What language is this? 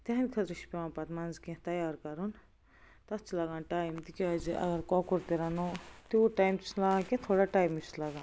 Kashmiri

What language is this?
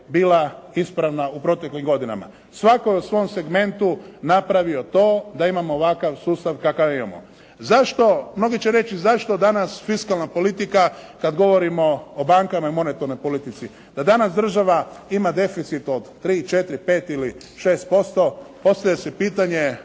Croatian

